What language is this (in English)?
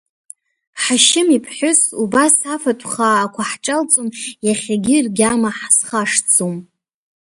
Abkhazian